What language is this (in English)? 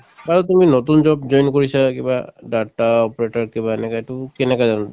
Assamese